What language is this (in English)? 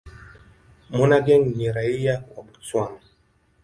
Swahili